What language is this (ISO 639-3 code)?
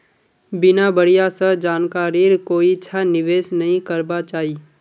mag